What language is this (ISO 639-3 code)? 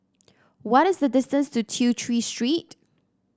eng